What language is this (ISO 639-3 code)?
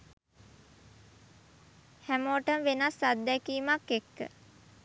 sin